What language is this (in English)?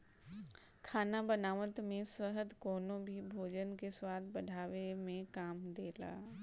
Bhojpuri